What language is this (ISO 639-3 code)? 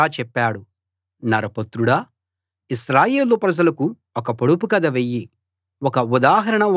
tel